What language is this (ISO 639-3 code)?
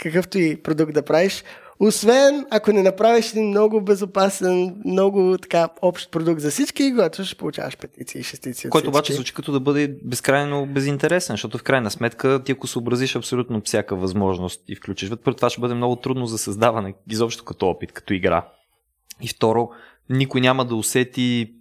bul